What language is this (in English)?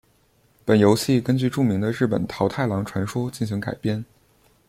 Chinese